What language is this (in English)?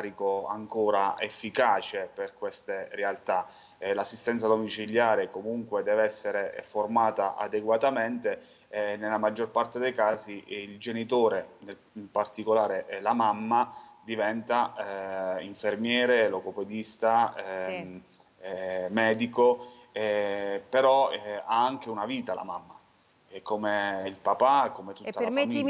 Italian